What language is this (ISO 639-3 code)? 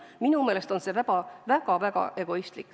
est